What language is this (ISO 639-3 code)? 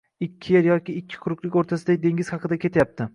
uzb